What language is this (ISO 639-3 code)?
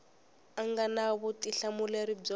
tso